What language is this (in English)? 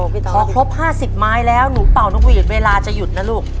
Thai